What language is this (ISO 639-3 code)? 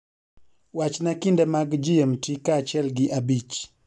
luo